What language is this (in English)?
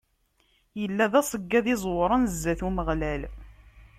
Kabyle